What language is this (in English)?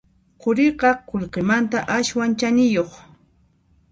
Puno Quechua